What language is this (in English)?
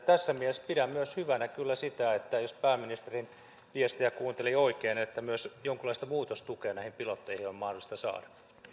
Finnish